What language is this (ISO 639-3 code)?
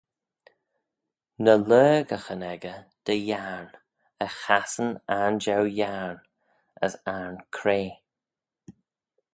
glv